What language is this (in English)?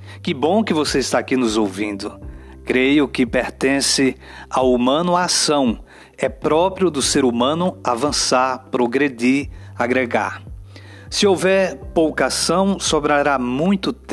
Portuguese